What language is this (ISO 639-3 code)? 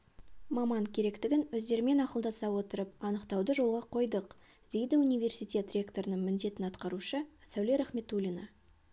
kaz